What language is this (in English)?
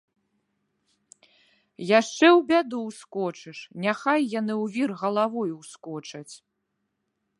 Belarusian